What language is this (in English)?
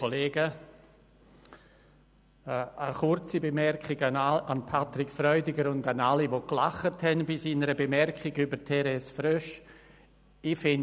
Swiss German